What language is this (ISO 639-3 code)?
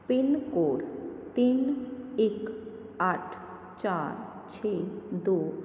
pan